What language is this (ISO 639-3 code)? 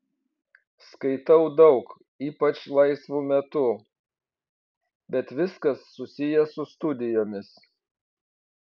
lit